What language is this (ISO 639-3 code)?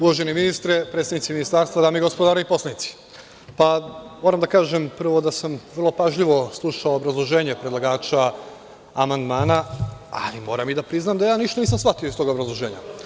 srp